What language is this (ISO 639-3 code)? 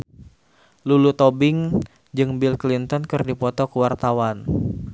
sun